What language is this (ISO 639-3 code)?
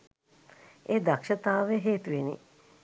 sin